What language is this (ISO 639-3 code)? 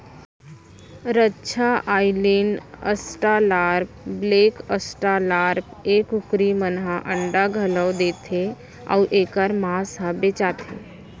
hne